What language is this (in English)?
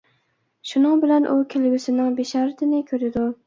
Uyghur